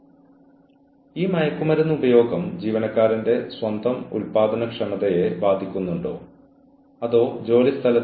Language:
Malayalam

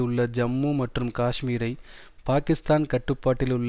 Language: Tamil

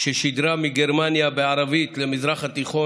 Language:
Hebrew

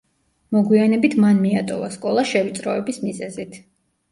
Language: Georgian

